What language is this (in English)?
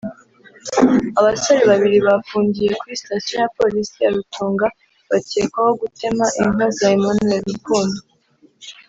Kinyarwanda